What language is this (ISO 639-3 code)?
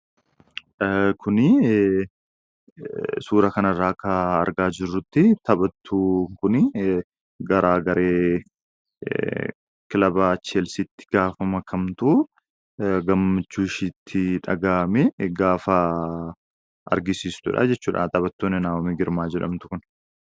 orm